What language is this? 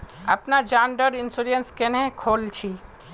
Magahi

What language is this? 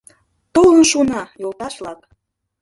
Mari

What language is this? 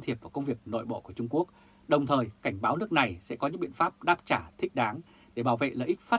Vietnamese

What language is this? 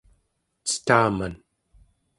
Central Yupik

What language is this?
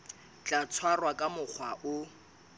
Southern Sotho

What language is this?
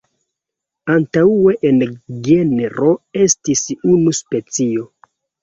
Esperanto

